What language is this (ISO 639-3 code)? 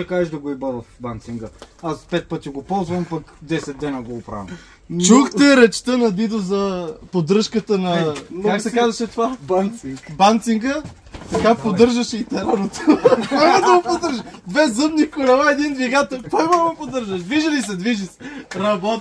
bul